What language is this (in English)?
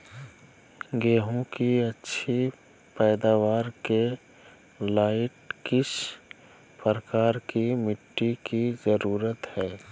Magahi